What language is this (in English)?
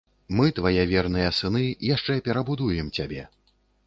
Belarusian